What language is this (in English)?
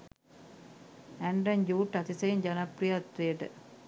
Sinhala